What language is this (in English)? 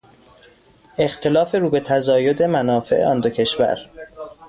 Persian